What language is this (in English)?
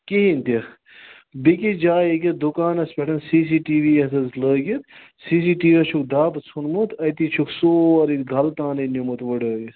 Kashmiri